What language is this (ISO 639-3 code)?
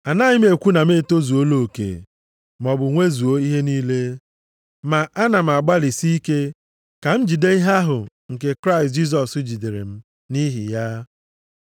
ibo